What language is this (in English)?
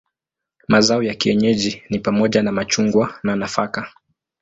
Swahili